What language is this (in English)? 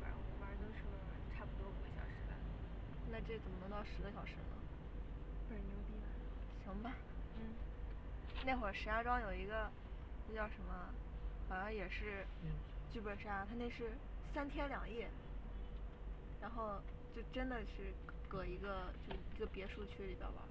Chinese